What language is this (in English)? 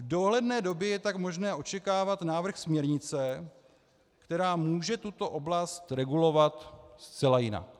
Czech